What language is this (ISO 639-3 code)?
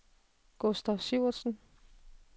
dan